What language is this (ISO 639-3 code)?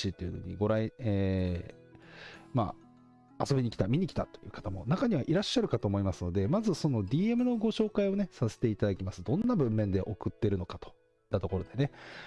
jpn